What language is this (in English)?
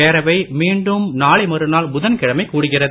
Tamil